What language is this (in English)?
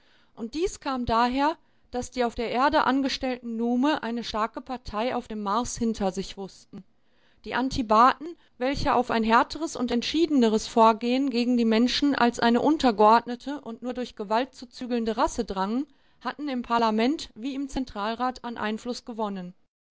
German